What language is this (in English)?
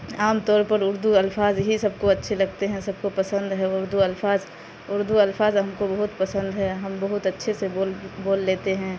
Urdu